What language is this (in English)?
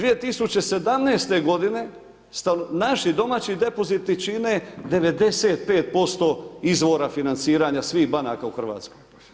Croatian